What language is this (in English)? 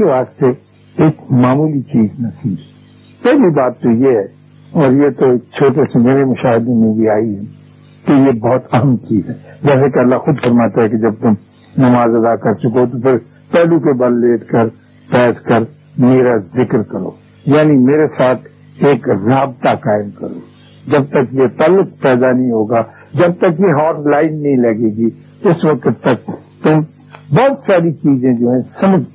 Urdu